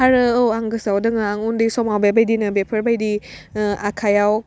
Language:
Bodo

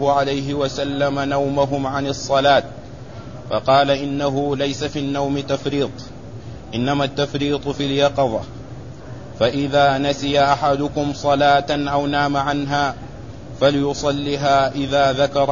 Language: Arabic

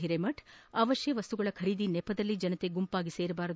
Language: Kannada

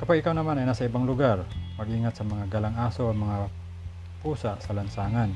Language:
Filipino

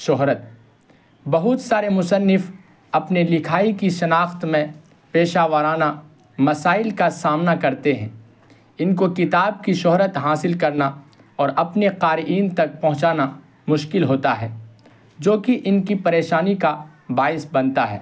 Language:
Urdu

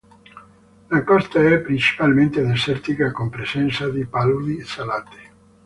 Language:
Italian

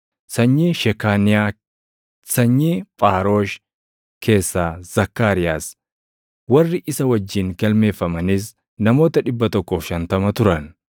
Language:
Oromo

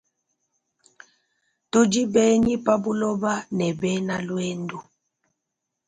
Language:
Luba-Lulua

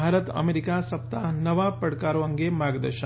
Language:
Gujarati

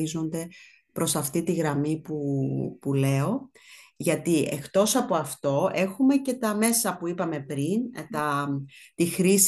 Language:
Greek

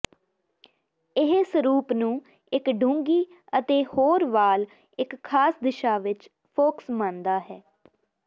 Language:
Punjabi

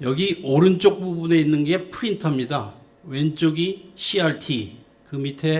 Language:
Korean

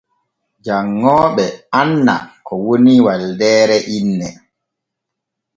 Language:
Borgu Fulfulde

